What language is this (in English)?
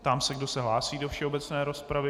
Czech